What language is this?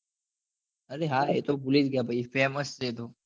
Gujarati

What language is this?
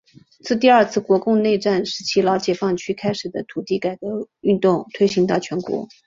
Chinese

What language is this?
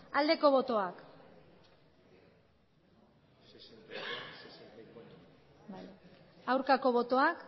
Basque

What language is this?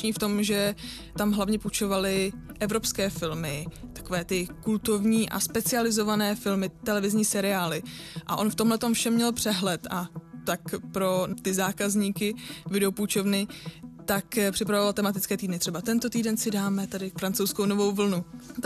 Czech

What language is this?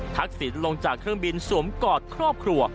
Thai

